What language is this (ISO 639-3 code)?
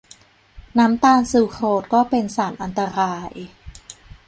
tha